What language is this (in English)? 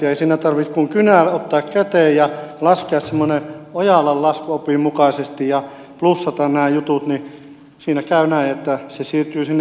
Finnish